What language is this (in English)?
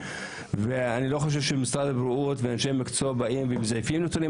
Hebrew